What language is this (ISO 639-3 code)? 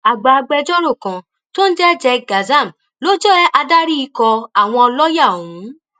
yor